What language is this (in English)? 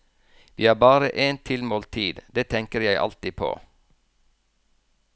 Norwegian